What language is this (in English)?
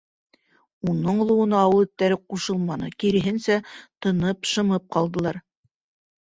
Bashkir